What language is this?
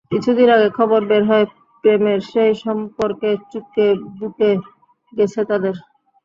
Bangla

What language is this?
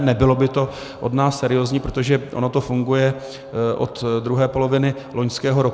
Czech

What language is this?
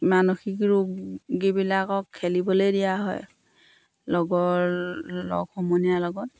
Assamese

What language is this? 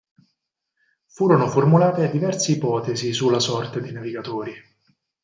Italian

